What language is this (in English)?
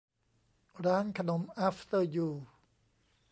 Thai